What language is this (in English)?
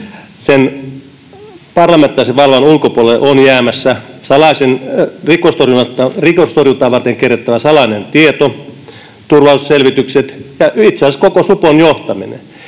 Finnish